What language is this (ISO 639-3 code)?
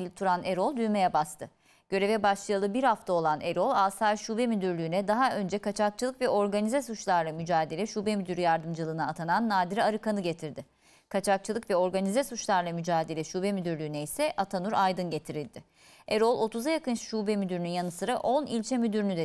tur